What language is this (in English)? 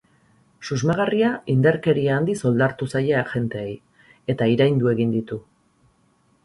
Basque